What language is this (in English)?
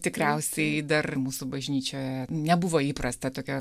Lithuanian